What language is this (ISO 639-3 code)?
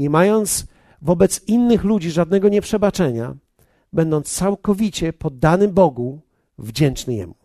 pol